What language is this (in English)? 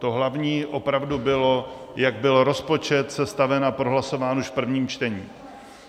Czech